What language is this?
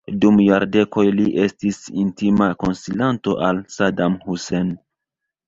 Esperanto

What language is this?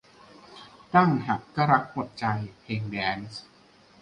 Thai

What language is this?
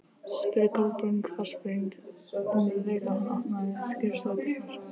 Icelandic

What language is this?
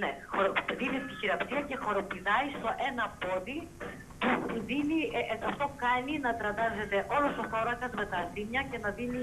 Greek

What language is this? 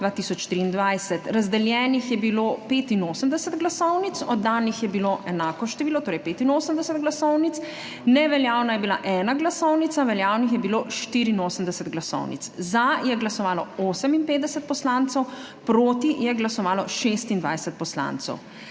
Slovenian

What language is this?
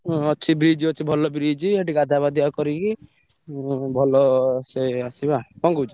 Odia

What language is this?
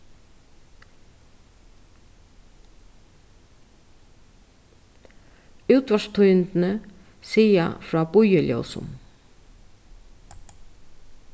Faroese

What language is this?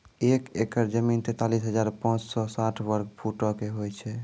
Maithili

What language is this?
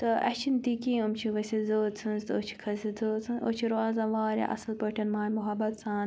Kashmiri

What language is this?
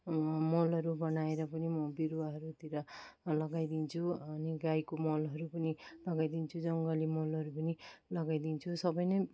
Nepali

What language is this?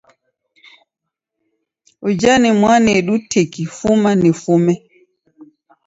Taita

